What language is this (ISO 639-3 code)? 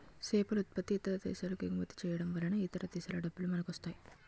tel